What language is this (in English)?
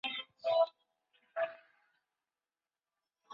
Chinese